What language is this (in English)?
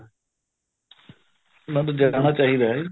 Punjabi